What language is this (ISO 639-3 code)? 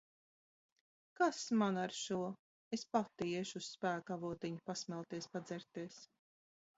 lav